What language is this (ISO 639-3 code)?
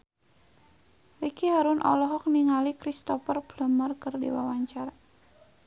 sun